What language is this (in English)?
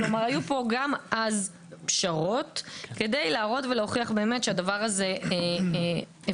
Hebrew